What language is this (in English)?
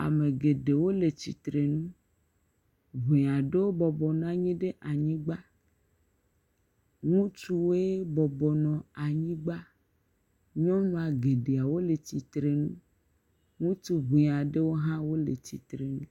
Ewe